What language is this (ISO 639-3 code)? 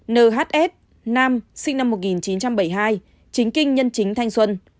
vie